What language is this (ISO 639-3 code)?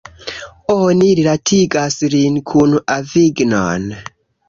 epo